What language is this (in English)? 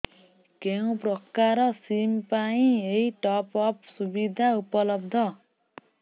Odia